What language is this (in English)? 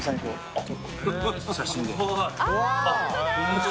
Japanese